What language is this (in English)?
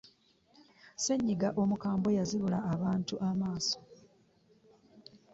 Ganda